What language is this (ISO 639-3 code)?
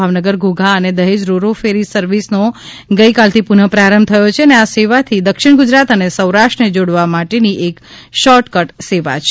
guj